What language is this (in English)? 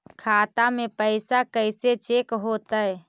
Magahi